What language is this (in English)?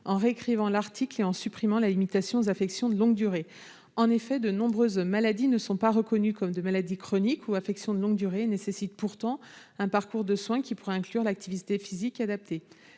French